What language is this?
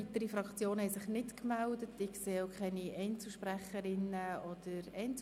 Swiss German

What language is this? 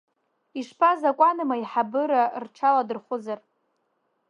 Abkhazian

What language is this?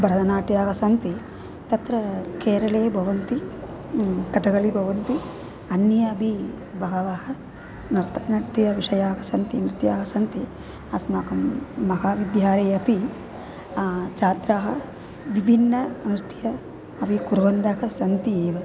Sanskrit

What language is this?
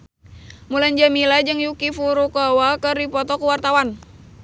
Sundanese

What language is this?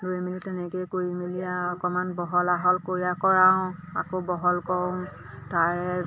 Assamese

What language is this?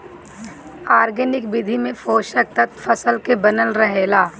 Bhojpuri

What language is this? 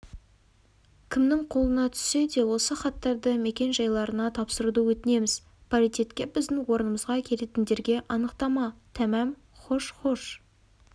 Kazakh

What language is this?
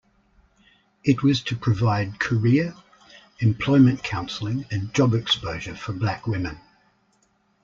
English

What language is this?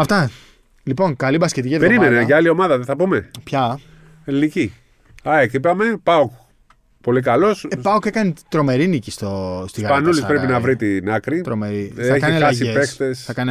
Greek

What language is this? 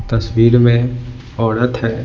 Hindi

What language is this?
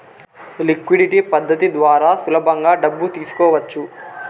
Telugu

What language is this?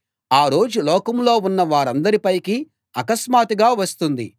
Telugu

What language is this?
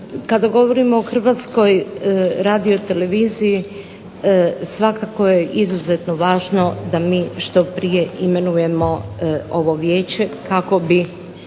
Croatian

